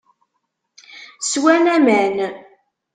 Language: Kabyle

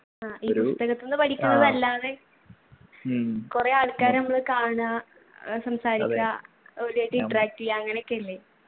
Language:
Malayalam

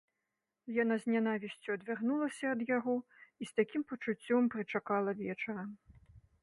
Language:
Belarusian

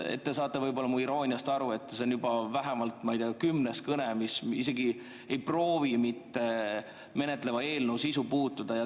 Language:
Estonian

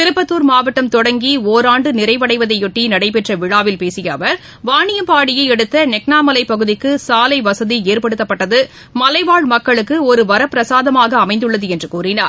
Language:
Tamil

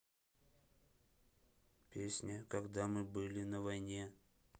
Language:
Russian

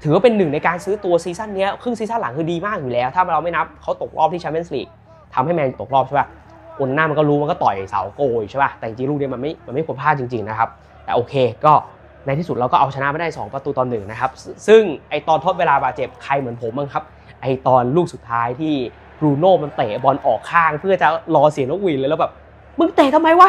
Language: Thai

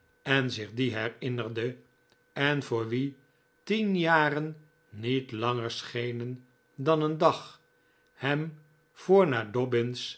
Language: Dutch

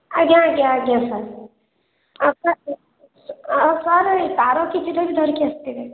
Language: Odia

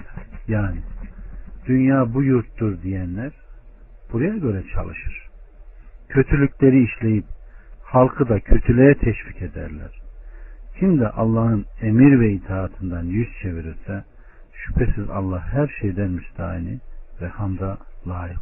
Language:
Turkish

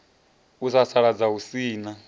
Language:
Venda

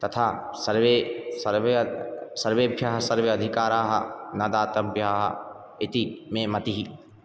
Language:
Sanskrit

